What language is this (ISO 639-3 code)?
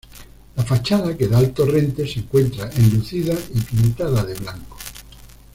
spa